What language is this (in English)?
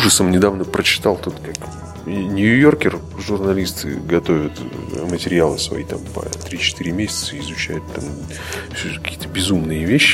Russian